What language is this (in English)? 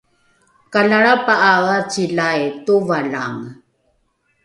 Rukai